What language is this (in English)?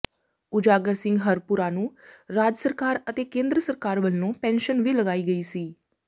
Punjabi